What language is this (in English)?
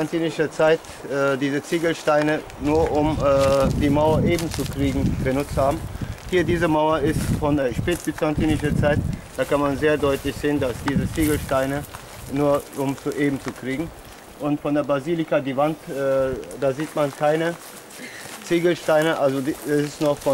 German